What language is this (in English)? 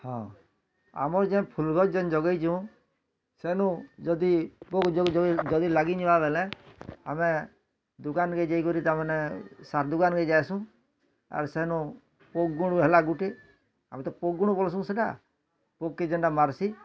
Odia